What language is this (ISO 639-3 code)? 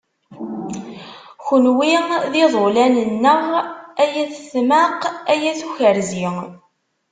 kab